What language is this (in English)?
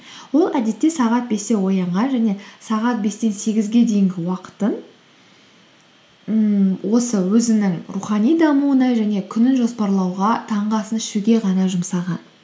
Kazakh